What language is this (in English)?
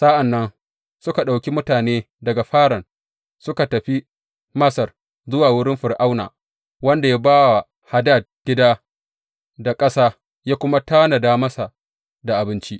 Hausa